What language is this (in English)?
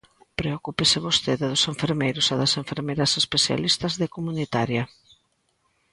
Galician